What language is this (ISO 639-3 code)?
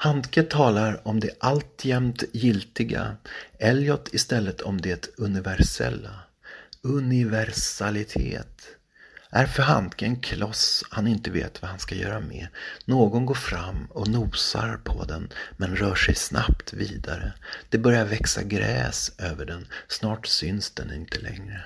swe